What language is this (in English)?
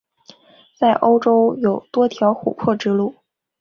Chinese